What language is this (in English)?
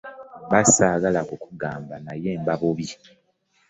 Ganda